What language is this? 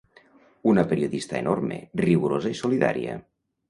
Catalan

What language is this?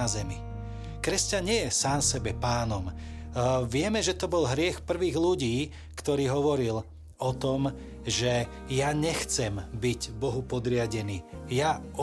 Slovak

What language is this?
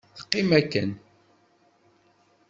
Kabyle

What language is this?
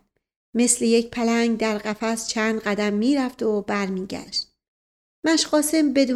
Persian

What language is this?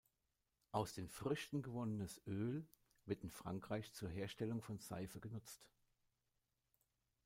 German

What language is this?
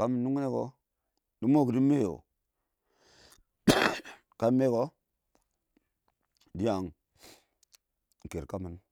Awak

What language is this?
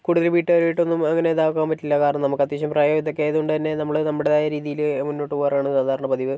Malayalam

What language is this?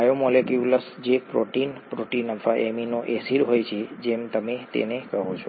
Gujarati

